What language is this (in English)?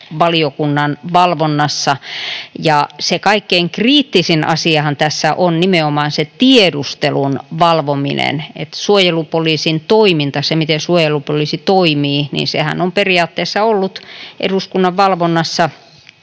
Finnish